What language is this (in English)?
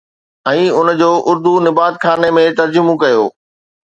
Sindhi